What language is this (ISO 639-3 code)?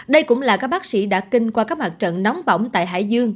vie